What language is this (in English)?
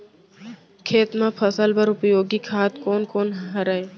Chhattisgarhi